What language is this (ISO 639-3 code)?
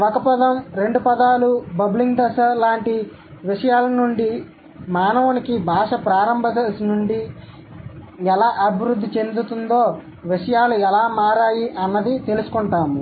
tel